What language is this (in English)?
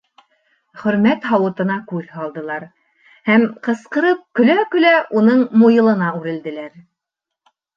Bashkir